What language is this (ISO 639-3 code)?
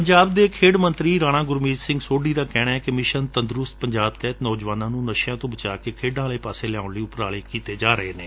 pan